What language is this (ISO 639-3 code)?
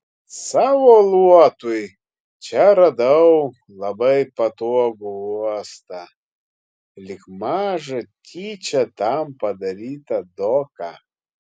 lit